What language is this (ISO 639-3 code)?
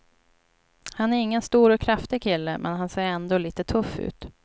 swe